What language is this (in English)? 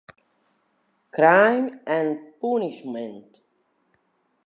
Italian